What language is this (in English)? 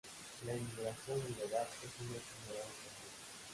Spanish